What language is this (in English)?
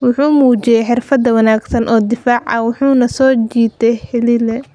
Somali